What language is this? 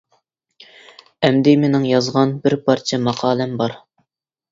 Uyghur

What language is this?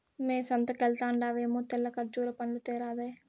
Telugu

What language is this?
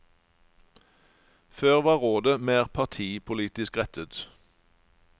Norwegian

